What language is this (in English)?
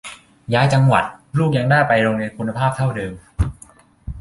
Thai